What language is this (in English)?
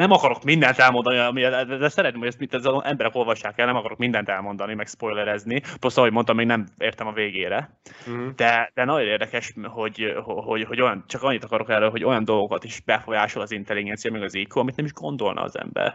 Hungarian